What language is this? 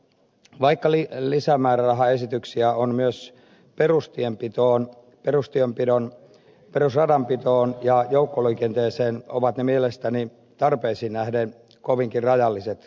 Finnish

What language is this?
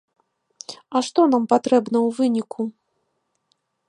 Belarusian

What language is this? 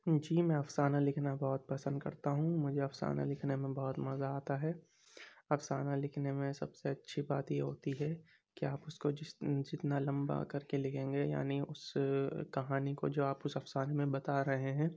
Urdu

